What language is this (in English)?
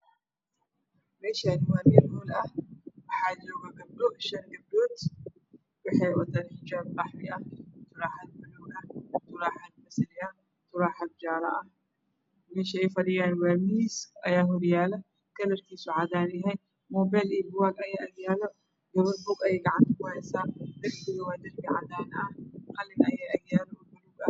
Somali